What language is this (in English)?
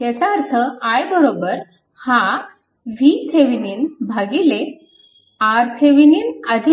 Marathi